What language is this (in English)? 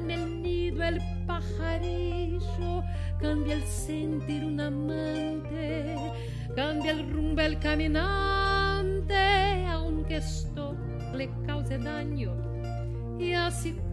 Romanian